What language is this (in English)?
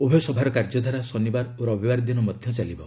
Odia